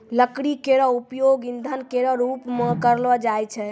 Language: Maithili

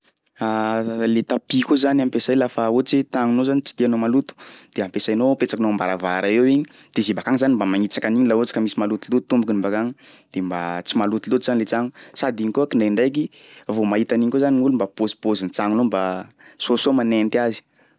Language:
Sakalava Malagasy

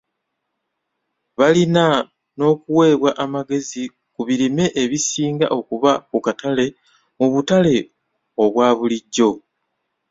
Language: Ganda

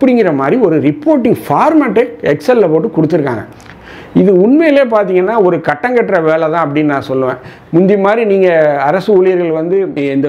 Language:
Tamil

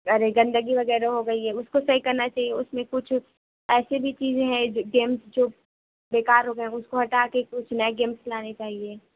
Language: Urdu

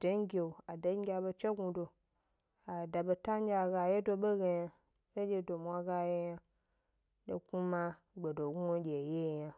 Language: Gbari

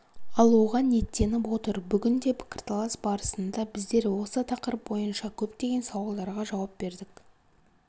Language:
Kazakh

